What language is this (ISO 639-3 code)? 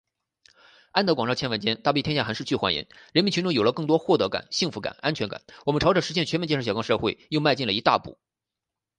zho